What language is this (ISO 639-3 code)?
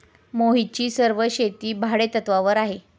mar